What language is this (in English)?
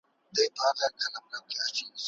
Pashto